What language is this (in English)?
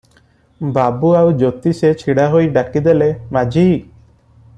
Odia